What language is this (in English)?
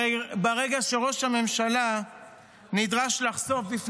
Hebrew